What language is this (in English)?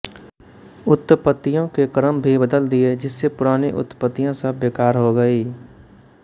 Hindi